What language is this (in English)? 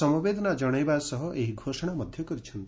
Odia